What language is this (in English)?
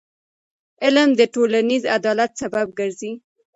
Pashto